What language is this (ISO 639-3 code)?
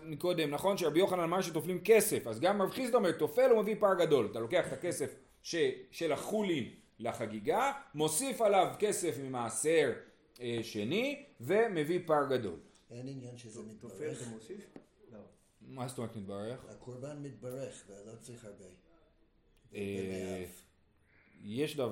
heb